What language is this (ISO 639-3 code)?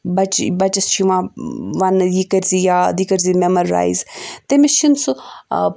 kas